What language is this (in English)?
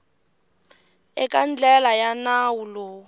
Tsonga